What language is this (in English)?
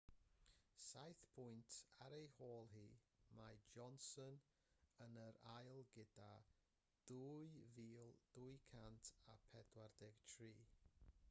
Welsh